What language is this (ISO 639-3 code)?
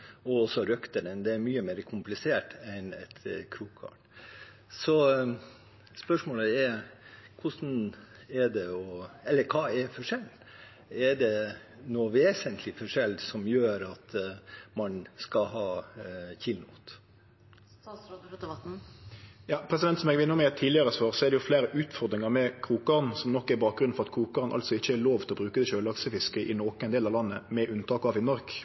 nor